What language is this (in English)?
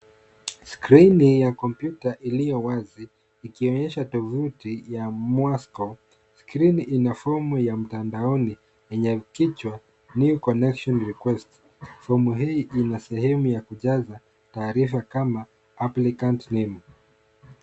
Swahili